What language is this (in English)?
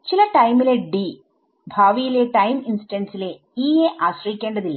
Malayalam